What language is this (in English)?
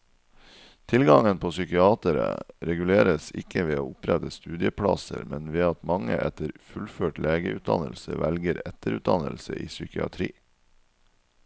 Norwegian